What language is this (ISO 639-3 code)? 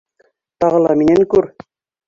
bak